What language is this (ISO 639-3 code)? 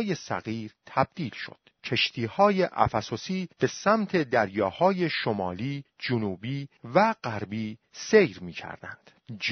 fas